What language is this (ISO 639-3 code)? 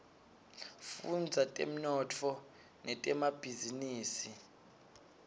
ssw